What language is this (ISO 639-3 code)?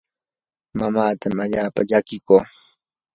qur